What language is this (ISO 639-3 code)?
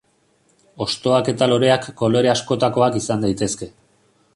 eus